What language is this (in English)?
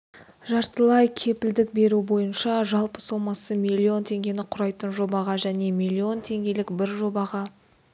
Kazakh